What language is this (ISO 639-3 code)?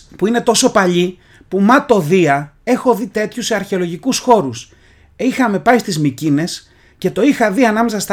ell